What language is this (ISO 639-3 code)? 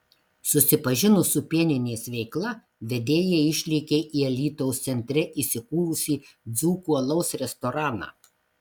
lit